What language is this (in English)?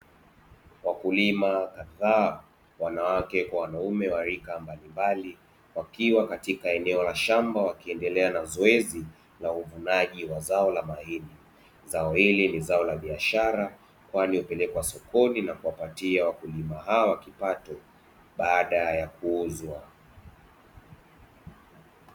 Swahili